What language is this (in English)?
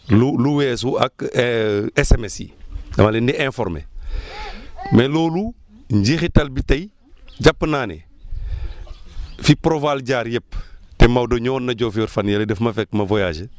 Wolof